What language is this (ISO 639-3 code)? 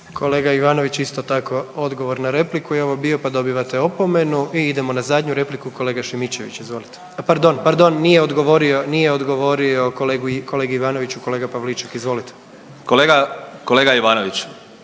hrv